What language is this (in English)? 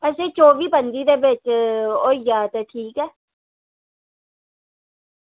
Dogri